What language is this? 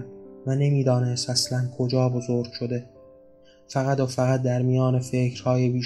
Persian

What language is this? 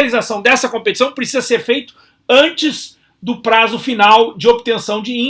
Portuguese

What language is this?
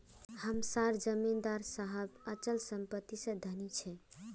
Magahi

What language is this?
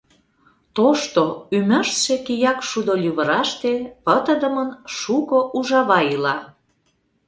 Mari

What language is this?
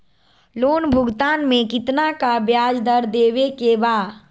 Magahi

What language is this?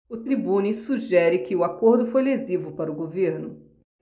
Portuguese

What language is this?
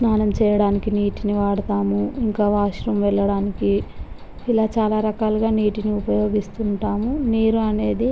Telugu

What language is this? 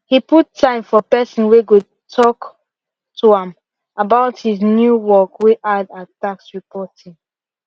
Nigerian Pidgin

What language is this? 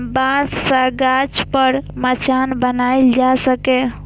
Maithili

